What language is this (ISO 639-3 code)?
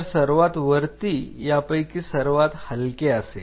mar